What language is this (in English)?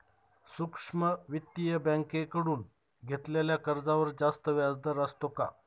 Marathi